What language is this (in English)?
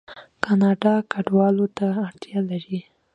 Pashto